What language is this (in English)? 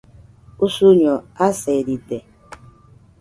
Nüpode Huitoto